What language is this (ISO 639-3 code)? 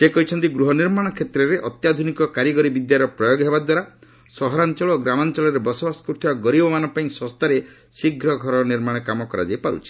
ori